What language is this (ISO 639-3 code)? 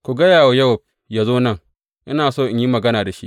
hau